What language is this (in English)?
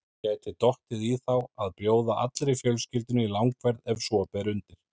Icelandic